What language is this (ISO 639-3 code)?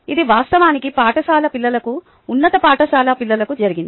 tel